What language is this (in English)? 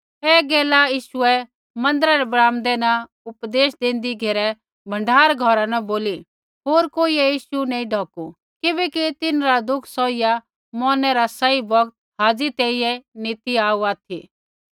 Kullu Pahari